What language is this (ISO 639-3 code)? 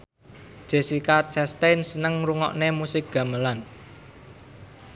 jav